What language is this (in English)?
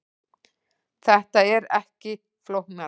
Icelandic